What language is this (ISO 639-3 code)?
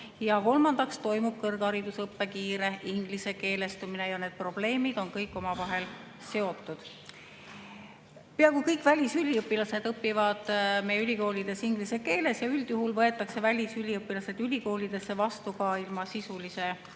est